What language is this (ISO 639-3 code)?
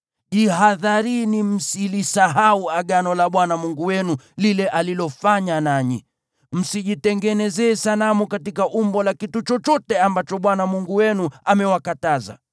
swa